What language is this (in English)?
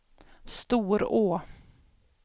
Swedish